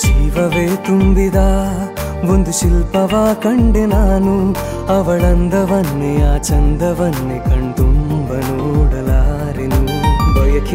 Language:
Hindi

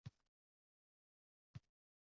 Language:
Uzbek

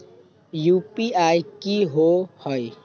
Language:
Magahi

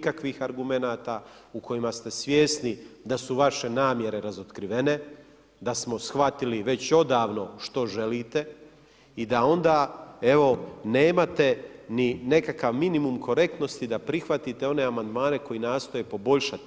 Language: Croatian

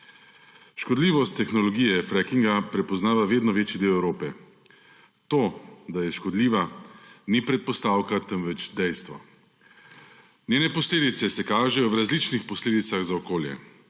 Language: Slovenian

